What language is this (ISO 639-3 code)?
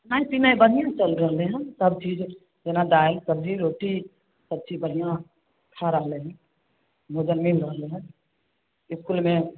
mai